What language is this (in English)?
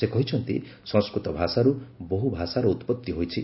Odia